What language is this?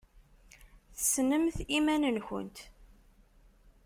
Kabyle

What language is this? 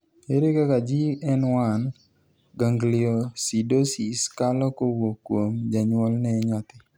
Luo (Kenya and Tanzania)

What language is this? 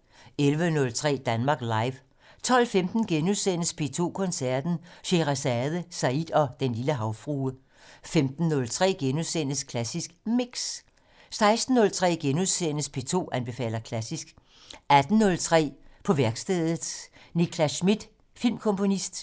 Danish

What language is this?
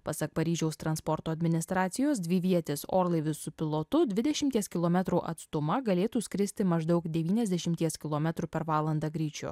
Lithuanian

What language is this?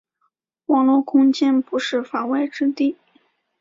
Chinese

